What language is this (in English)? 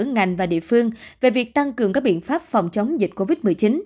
Vietnamese